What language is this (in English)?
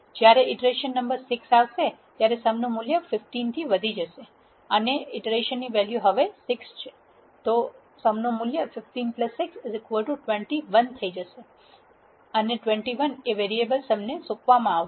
Gujarati